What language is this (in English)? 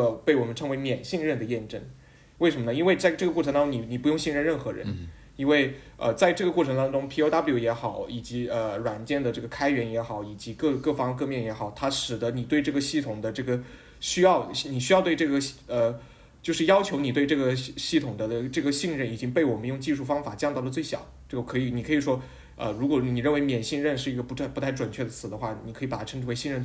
Chinese